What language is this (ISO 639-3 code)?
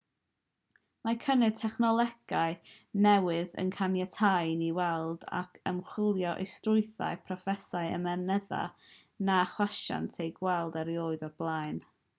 cym